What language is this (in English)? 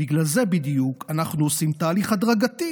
Hebrew